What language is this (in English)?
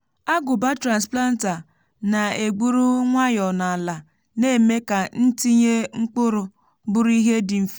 Igbo